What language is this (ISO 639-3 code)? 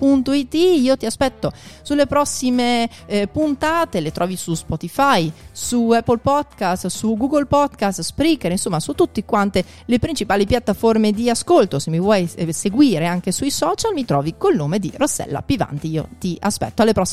ita